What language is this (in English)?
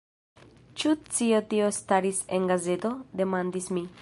Esperanto